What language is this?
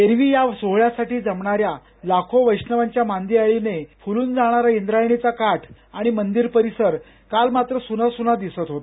Marathi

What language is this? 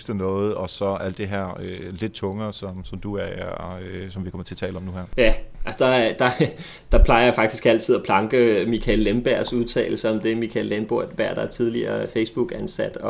Danish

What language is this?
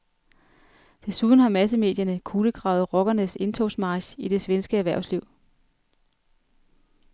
Danish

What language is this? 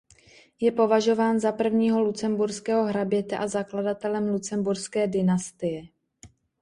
Czech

